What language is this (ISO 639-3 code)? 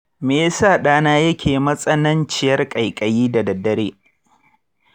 hau